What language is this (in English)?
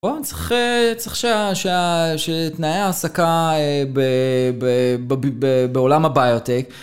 Hebrew